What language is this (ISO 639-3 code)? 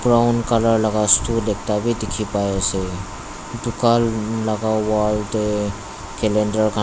nag